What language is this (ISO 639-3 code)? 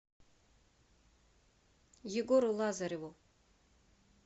rus